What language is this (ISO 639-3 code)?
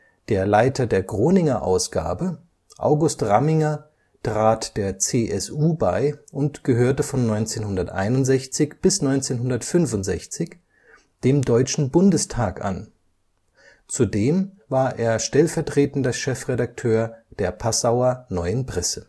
deu